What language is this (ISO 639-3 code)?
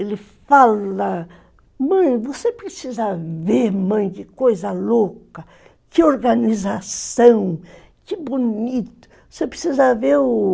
por